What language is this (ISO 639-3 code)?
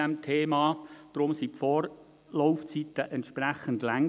gsw